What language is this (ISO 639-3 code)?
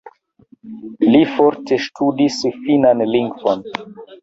epo